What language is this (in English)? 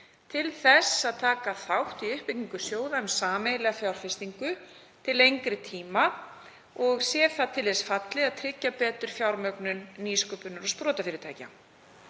Icelandic